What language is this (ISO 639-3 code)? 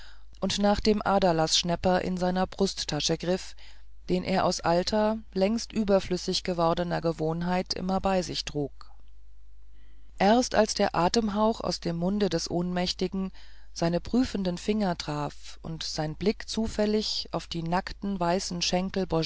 deu